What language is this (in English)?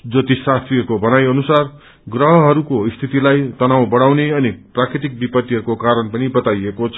Nepali